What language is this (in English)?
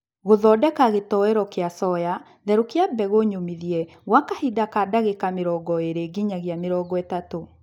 Kikuyu